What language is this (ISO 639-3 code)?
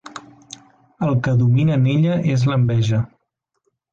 cat